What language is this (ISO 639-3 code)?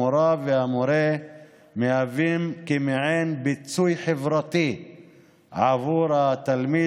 heb